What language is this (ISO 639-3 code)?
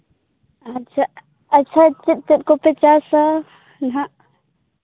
sat